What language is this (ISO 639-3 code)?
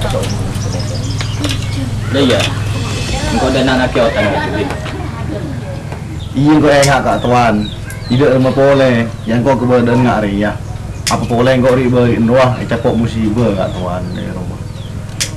ind